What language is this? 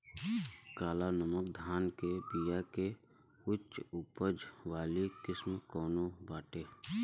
Bhojpuri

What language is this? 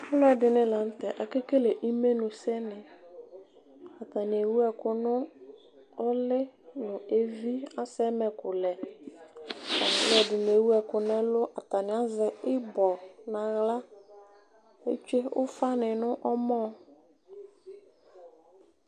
Ikposo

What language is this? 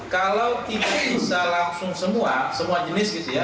Indonesian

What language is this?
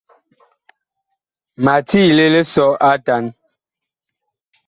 Bakoko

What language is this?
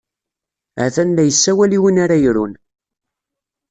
Kabyle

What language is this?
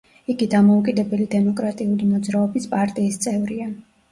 Georgian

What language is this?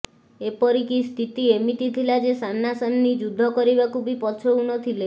Odia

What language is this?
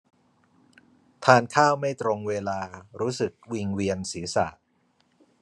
Thai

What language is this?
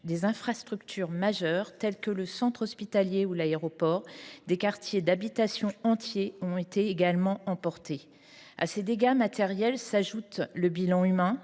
French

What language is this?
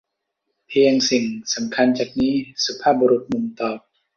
Thai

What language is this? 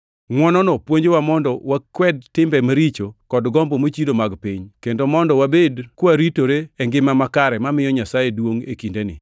Luo (Kenya and Tanzania)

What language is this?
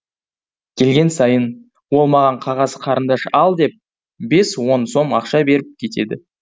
Kazakh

